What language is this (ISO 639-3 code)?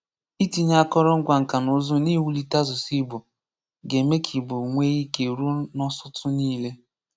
ibo